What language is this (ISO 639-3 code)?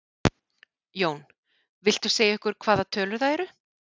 isl